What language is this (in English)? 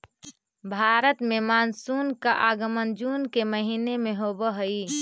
Magahi